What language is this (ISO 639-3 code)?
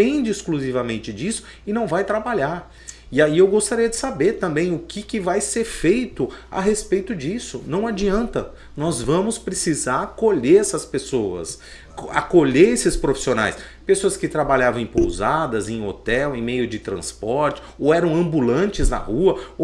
por